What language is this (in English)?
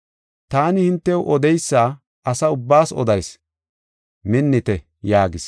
Gofa